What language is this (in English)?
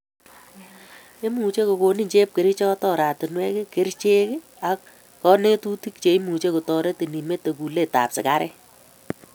Kalenjin